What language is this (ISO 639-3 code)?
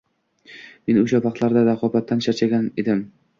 uzb